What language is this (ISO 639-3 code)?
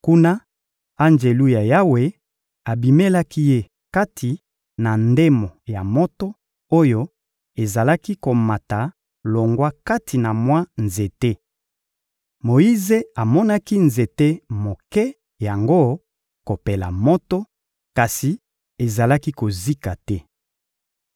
lin